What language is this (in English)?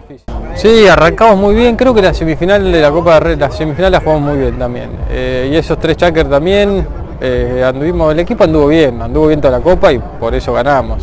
Spanish